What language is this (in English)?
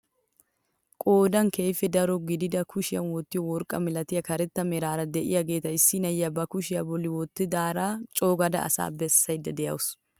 Wolaytta